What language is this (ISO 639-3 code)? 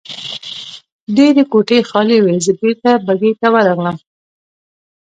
pus